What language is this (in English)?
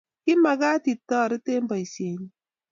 Kalenjin